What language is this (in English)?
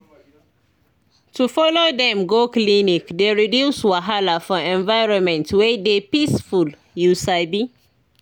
Nigerian Pidgin